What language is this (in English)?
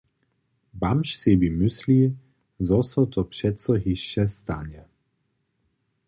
Upper Sorbian